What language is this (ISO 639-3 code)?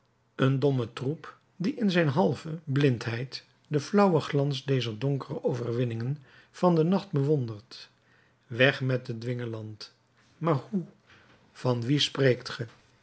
nld